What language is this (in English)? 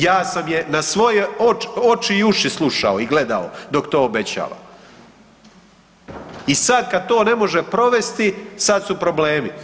Croatian